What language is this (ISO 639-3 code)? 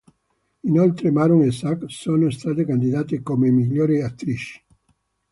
ita